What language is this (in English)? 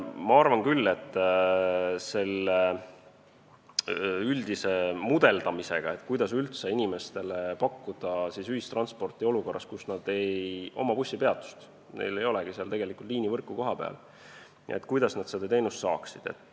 Estonian